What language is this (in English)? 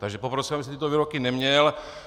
Czech